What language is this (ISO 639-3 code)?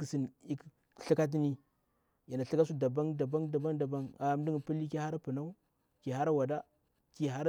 bwr